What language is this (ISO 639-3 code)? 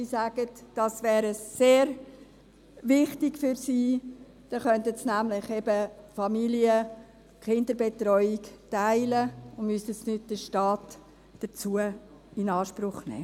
gsw